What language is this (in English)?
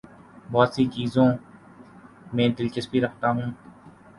Urdu